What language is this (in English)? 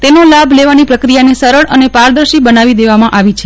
Gujarati